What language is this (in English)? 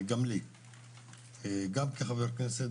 Hebrew